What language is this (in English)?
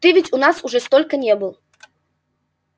Russian